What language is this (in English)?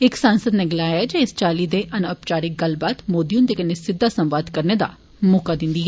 Dogri